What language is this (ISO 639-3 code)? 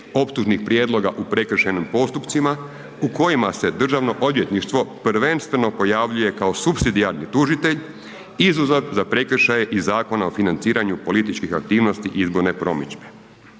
hrv